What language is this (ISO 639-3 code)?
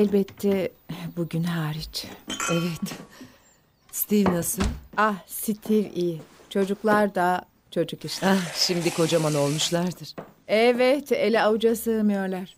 tur